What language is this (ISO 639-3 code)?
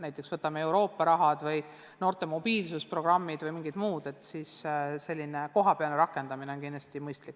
est